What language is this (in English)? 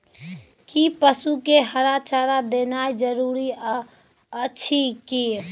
Maithili